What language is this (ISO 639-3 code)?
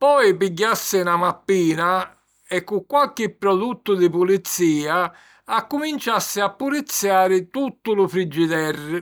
scn